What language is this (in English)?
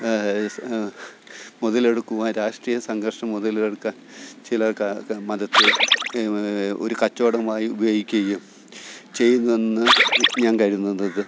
Malayalam